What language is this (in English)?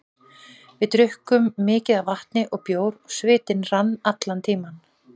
Icelandic